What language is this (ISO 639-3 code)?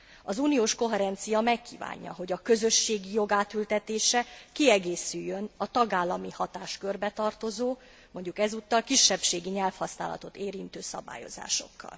hun